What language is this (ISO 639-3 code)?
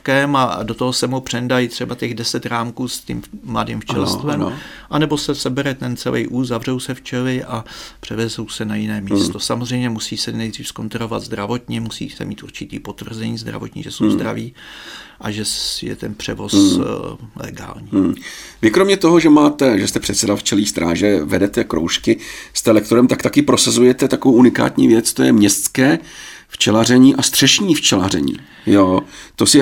ces